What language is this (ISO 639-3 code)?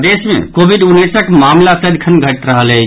mai